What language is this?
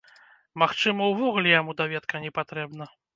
Belarusian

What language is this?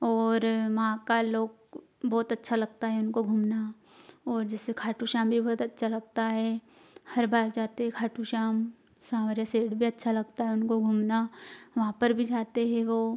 Hindi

